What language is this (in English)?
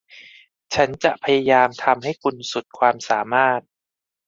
Thai